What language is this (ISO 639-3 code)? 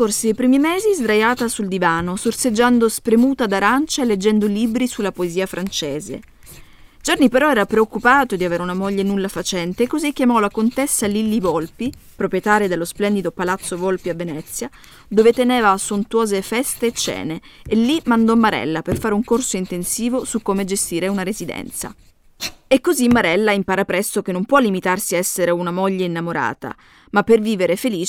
ita